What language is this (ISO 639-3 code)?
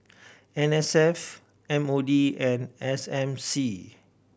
eng